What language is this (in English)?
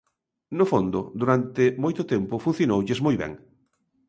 Galician